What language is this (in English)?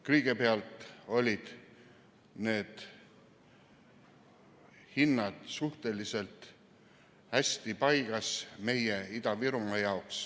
Estonian